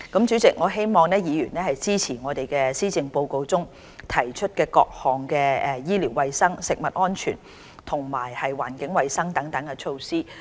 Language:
Cantonese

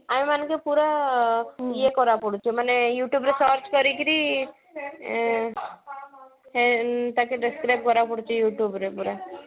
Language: Odia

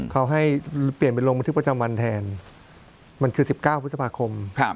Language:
Thai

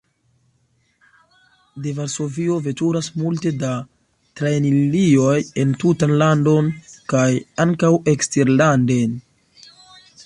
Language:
Esperanto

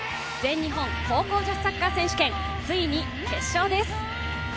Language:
Japanese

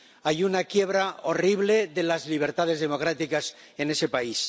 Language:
Spanish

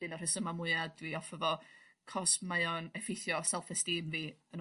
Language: Welsh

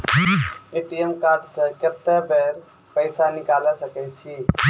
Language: Maithili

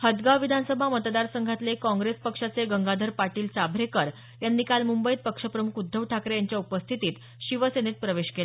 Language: Marathi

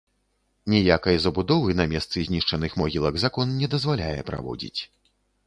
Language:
Belarusian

